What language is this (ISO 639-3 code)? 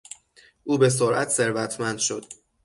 fas